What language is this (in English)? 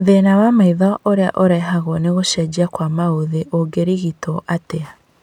Kikuyu